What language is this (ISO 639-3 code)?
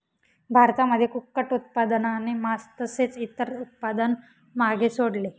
mar